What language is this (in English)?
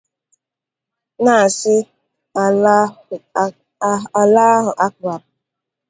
Igbo